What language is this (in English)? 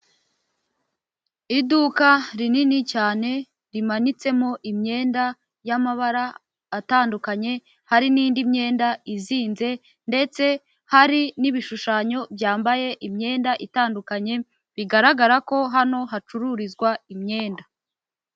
Kinyarwanda